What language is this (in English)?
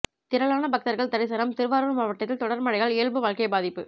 Tamil